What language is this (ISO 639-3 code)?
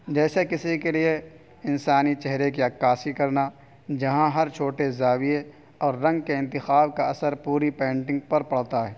urd